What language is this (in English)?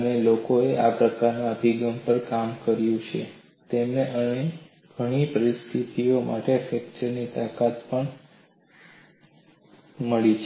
Gujarati